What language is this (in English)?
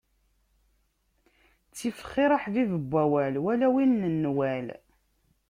Kabyle